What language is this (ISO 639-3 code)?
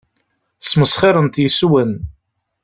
kab